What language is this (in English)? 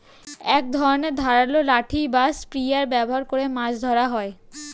Bangla